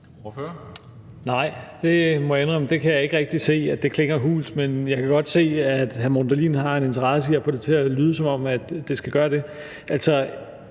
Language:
Danish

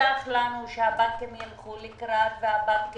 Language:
Hebrew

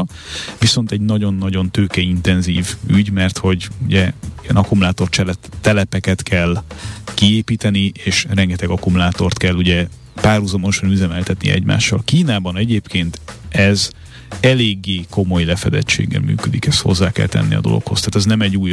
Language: Hungarian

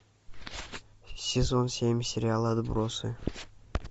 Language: Russian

